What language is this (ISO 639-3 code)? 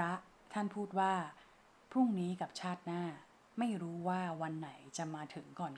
tha